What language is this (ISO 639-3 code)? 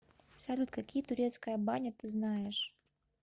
rus